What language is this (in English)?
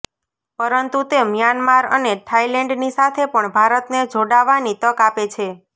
Gujarati